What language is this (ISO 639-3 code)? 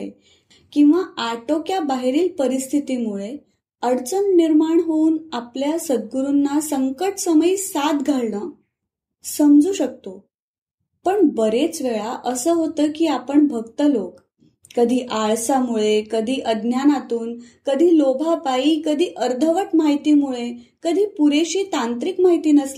mar